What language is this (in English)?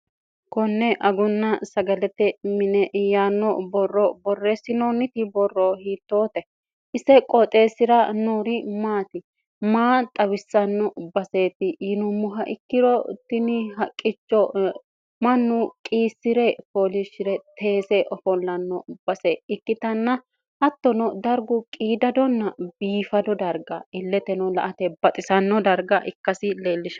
Sidamo